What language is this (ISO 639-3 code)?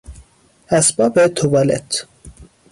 fas